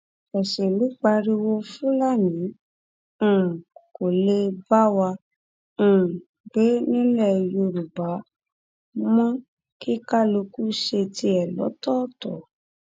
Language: Yoruba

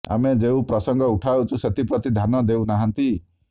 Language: Odia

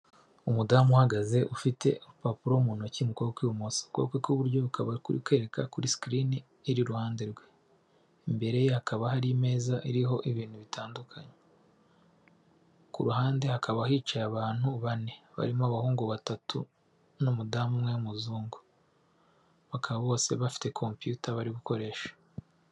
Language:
Kinyarwanda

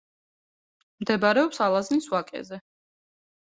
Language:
Georgian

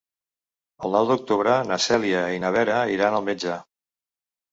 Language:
Catalan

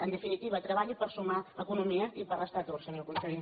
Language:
Catalan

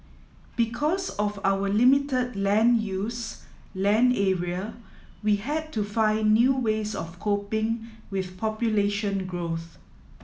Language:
English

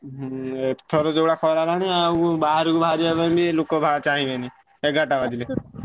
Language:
Odia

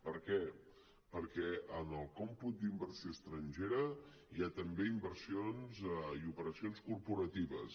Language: Catalan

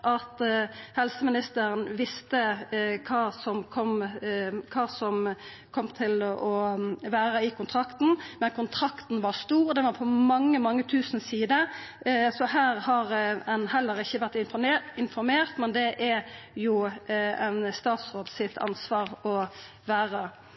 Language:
Norwegian Nynorsk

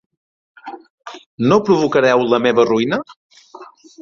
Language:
Catalan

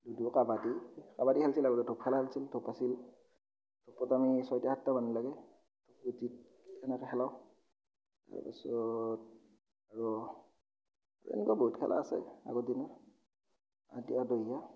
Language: Assamese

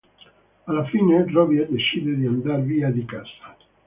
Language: Italian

